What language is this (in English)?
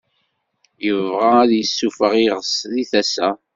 Kabyle